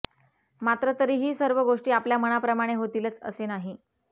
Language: Marathi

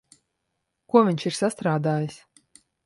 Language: Latvian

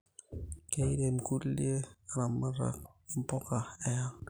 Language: Masai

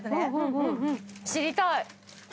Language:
Japanese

